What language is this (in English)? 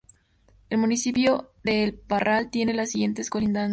Spanish